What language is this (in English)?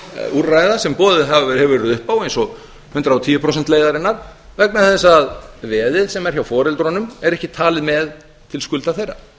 Icelandic